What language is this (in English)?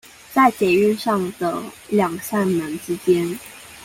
Chinese